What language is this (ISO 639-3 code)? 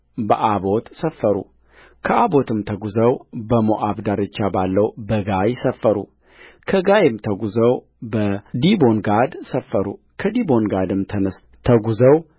amh